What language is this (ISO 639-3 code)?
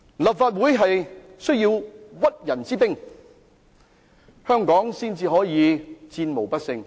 yue